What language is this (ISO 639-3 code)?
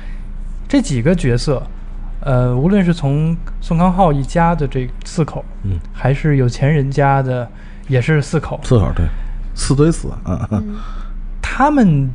zho